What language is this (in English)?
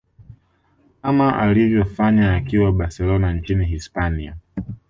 Swahili